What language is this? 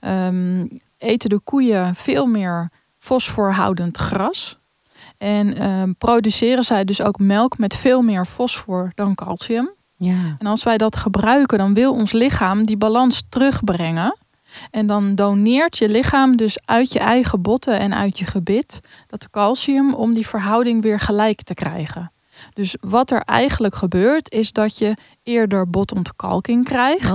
Dutch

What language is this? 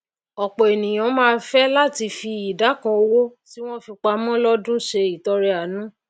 Yoruba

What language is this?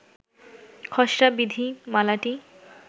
Bangla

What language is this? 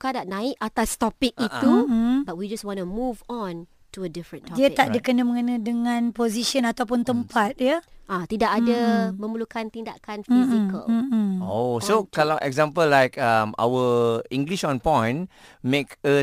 Malay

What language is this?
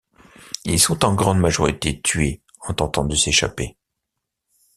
French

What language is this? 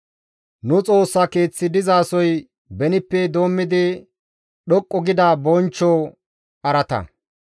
Gamo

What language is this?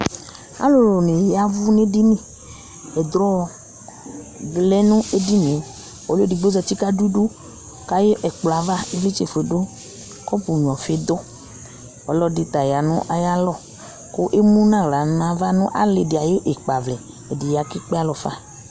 Ikposo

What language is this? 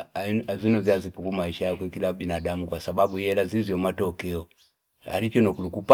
Fipa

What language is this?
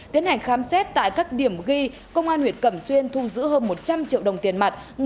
Vietnamese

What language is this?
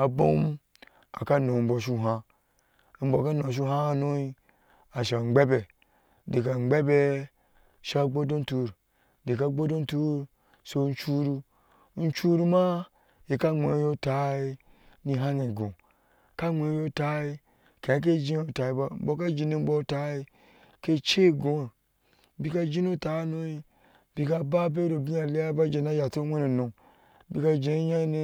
Ashe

